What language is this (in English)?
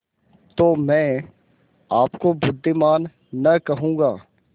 Hindi